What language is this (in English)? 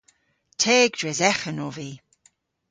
Cornish